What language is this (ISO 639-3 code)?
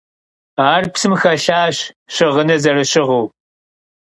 kbd